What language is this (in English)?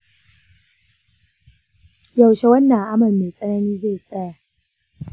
Hausa